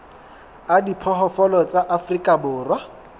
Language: Southern Sotho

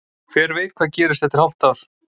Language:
Icelandic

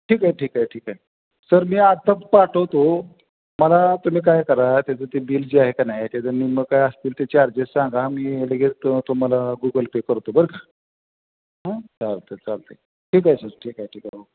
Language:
Marathi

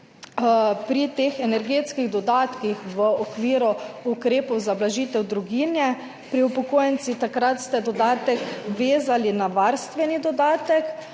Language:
Slovenian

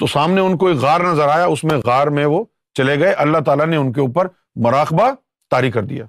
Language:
Urdu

